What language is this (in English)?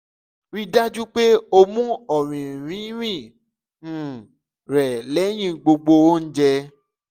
Yoruba